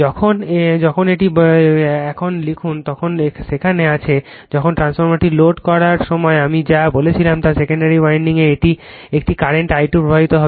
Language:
Bangla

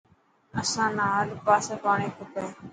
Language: Dhatki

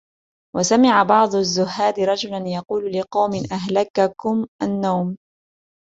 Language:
Arabic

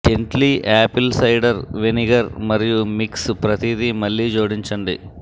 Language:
Telugu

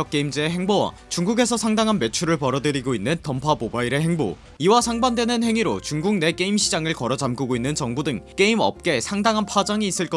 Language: Korean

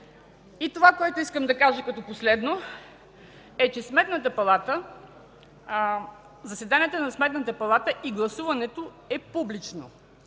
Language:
Bulgarian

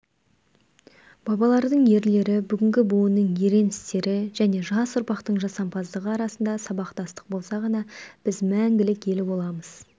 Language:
Kazakh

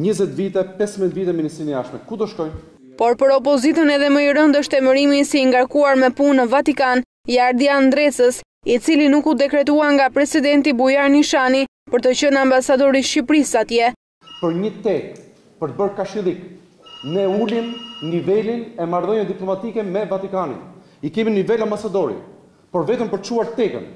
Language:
Romanian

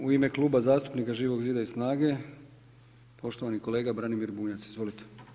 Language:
Croatian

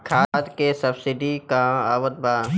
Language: Bhojpuri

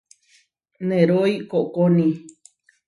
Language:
Huarijio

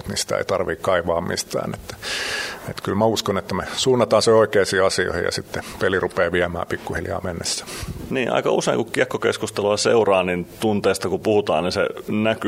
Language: Finnish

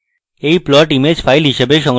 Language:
Bangla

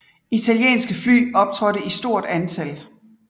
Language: Danish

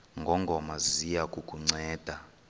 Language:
Xhosa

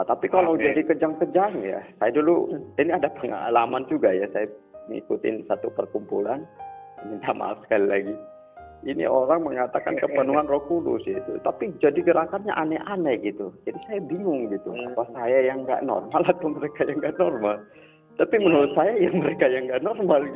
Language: Indonesian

